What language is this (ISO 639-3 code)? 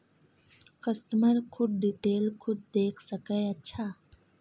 mai